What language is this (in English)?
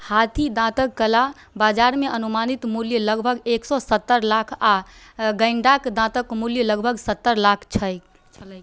Maithili